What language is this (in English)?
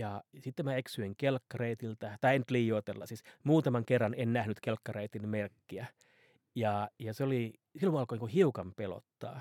Finnish